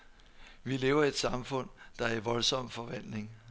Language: Danish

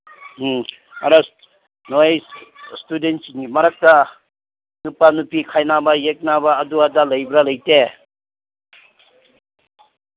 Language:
Manipuri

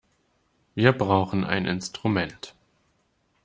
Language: German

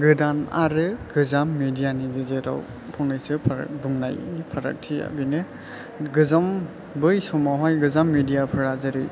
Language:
Bodo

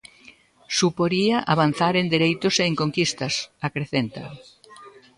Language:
Galician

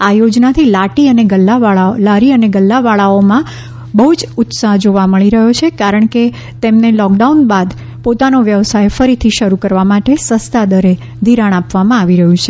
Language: Gujarati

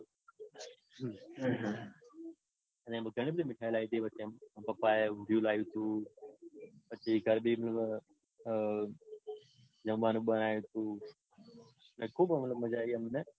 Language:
Gujarati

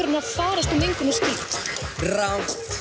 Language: Icelandic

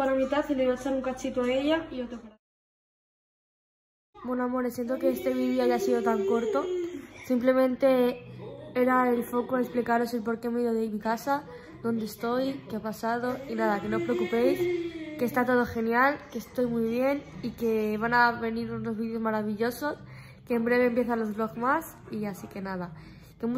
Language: Spanish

